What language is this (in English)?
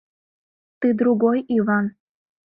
Mari